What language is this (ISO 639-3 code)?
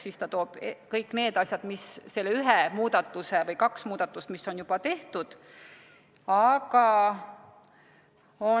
est